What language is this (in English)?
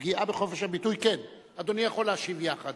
Hebrew